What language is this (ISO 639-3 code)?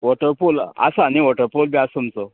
kok